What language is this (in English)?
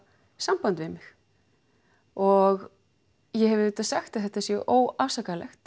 Icelandic